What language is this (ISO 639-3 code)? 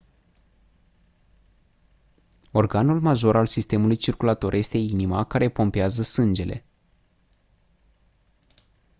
ron